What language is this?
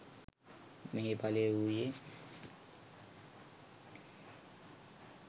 Sinhala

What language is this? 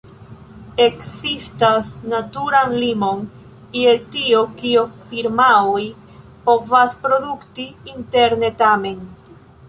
Esperanto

